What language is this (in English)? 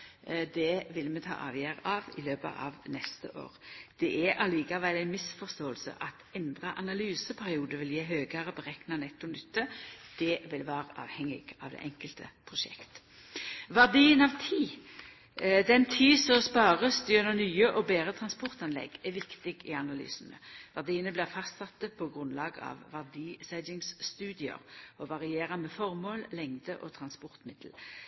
Norwegian Nynorsk